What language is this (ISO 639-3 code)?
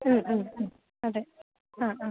mal